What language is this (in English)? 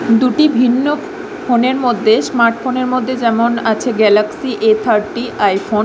Bangla